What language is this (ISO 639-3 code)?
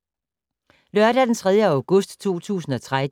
dan